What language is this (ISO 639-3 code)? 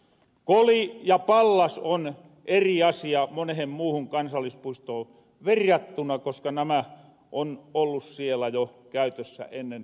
fin